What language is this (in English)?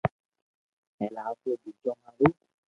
Loarki